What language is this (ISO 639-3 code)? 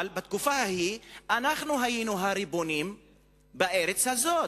heb